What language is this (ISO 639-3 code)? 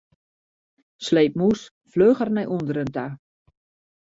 fry